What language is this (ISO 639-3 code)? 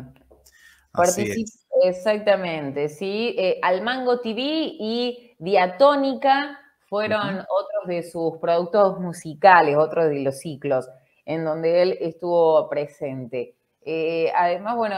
spa